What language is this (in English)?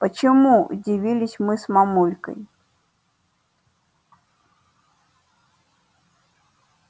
Russian